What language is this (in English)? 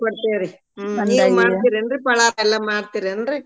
Kannada